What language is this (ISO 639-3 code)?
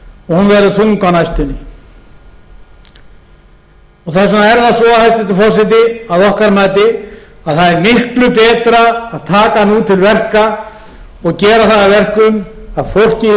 isl